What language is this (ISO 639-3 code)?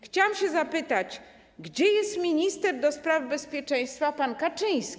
pol